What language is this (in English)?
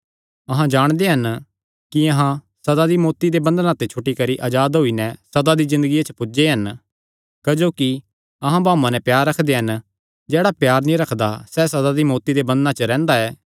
Kangri